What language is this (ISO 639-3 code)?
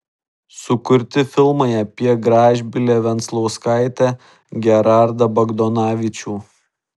lit